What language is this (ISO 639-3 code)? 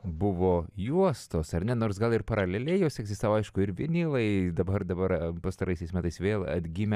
lit